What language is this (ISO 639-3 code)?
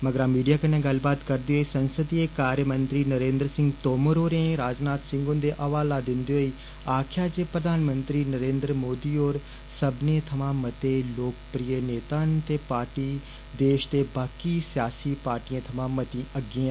doi